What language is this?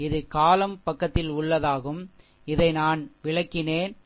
Tamil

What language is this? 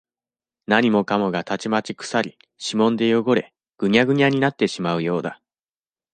Japanese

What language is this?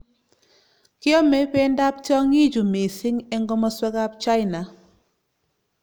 Kalenjin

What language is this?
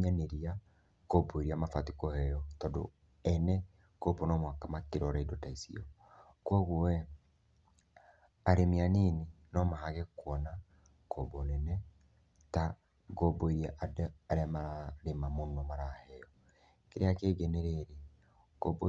Kikuyu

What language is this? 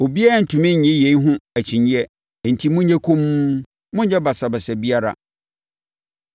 Akan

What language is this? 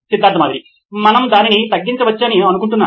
Telugu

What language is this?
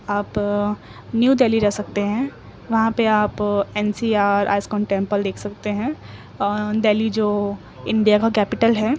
Urdu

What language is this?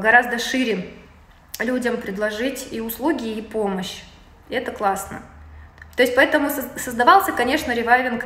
Russian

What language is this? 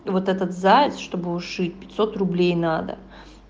Russian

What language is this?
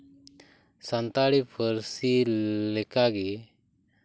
Santali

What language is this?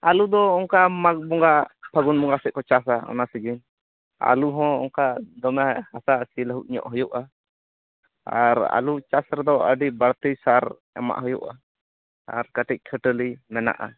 Santali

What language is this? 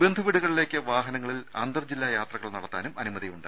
Malayalam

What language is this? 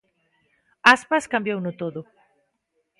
Galician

